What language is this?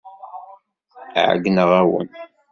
Kabyle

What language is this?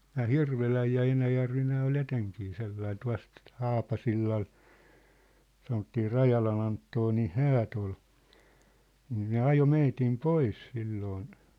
Finnish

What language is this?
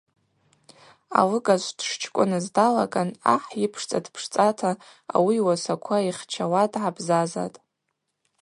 Abaza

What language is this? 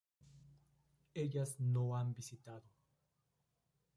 Spanish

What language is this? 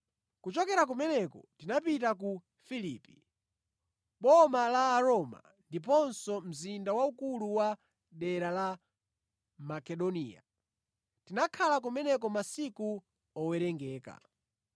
Nyanja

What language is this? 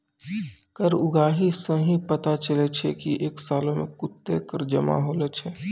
Maithili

